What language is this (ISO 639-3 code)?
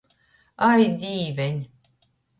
ltg